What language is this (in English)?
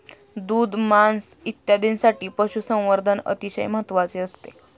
Marathi